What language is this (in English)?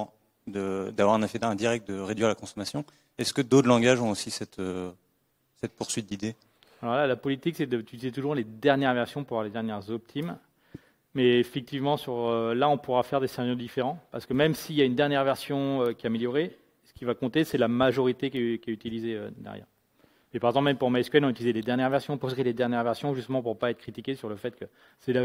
French